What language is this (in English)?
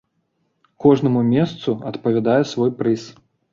Belarusian